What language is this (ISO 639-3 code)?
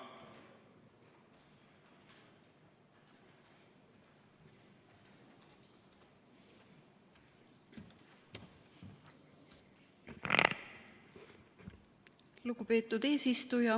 est